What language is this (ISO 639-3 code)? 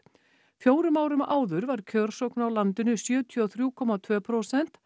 isl